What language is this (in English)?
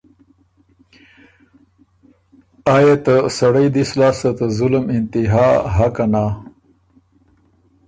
Ormuri